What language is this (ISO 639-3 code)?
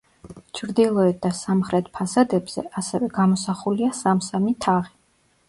kat